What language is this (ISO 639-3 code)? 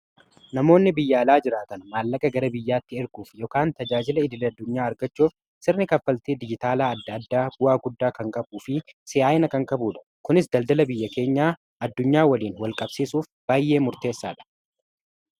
orm